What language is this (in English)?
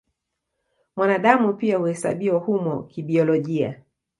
Swahili